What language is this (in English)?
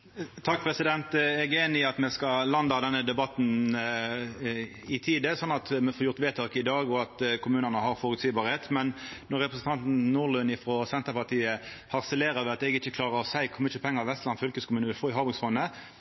Norwegian Nynorsk